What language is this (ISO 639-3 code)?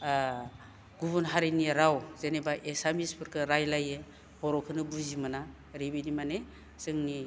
brx